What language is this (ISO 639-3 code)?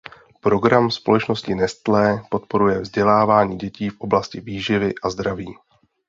ces